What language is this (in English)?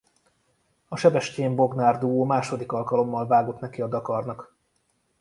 Hungarian